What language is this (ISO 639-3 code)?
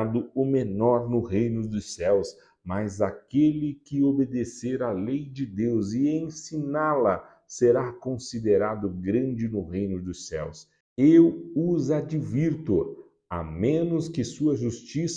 por